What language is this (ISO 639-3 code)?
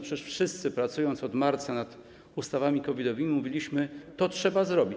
pol